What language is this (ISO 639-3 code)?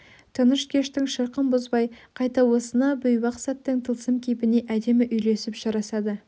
kaz